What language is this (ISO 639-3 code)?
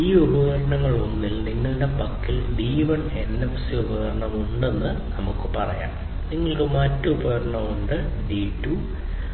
mal